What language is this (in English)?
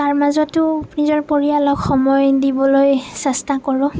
Assamese